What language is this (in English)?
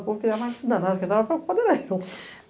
Portuguese